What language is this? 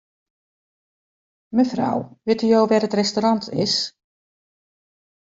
Western Frisian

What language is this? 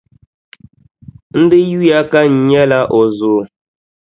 Dagbani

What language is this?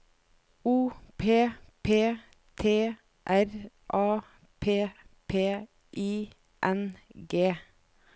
Norwegian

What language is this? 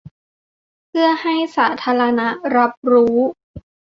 Thai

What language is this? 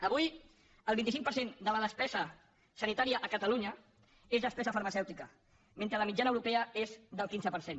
Catalan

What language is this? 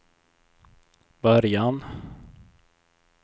Swedish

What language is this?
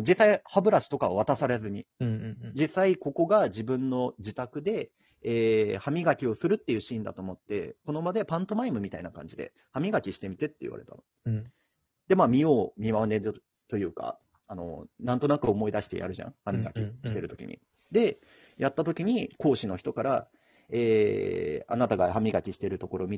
Japanese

